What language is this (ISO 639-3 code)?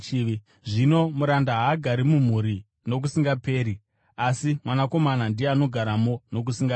sna